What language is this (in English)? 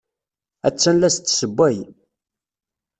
Kabyle